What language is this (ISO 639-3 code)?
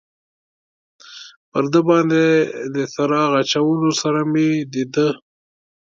pus